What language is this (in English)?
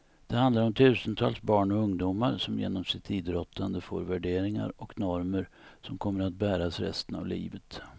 Swedish